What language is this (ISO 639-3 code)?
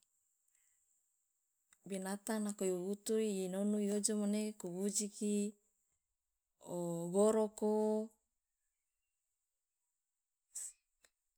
loa